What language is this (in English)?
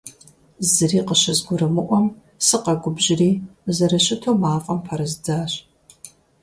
Kabardian